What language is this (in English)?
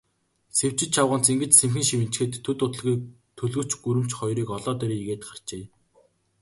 Mongolian